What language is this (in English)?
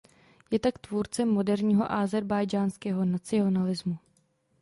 Czech